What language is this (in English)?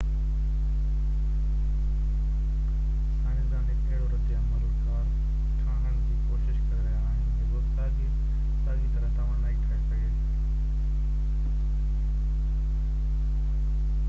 Sindhi